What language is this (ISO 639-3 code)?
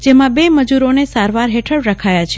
guj